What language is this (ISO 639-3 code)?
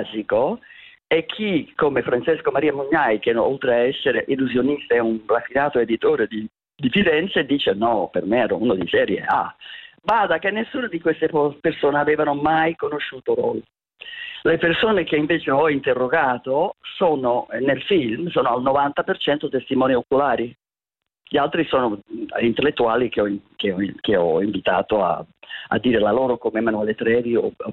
ita